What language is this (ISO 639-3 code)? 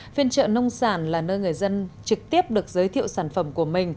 vie